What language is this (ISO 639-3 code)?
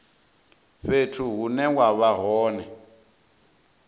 ven